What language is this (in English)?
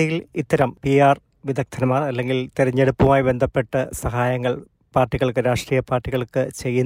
Malayalam